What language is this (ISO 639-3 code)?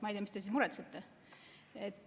est